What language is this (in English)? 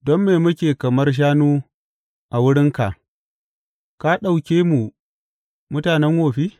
Hausa